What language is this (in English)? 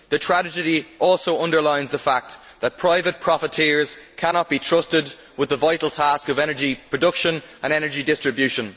English